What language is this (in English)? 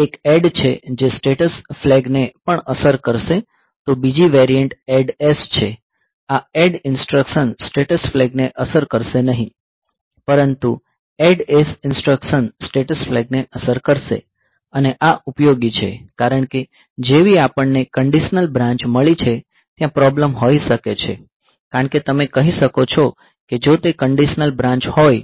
Gujarati